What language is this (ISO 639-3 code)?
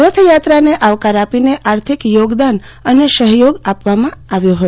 guj